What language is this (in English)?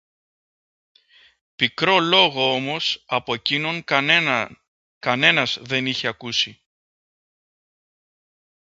Greek